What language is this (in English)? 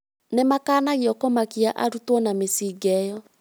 Kikuyu